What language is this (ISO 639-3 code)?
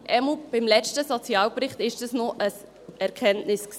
gsw